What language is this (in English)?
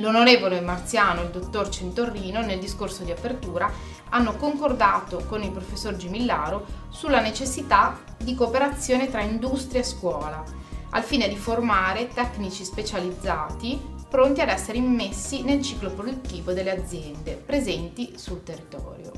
Italian